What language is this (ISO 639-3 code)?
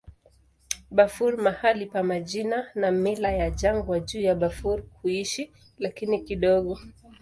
swa